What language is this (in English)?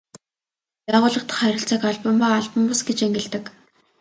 Mongolian